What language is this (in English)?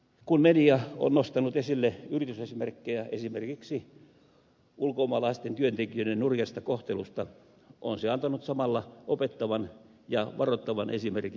Finnish